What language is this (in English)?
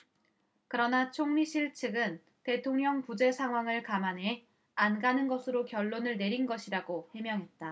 Korean